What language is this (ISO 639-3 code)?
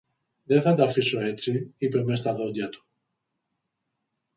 ell